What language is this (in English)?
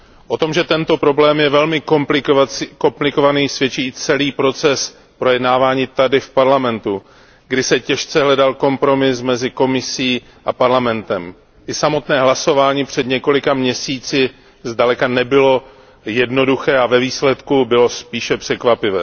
Czech